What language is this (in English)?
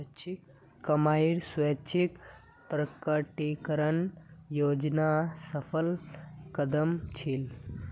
Magahi